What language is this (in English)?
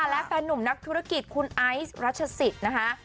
Thai